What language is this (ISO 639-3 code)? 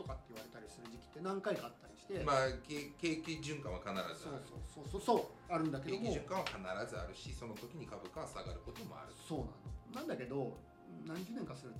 jpn